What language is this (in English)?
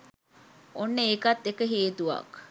Sinhala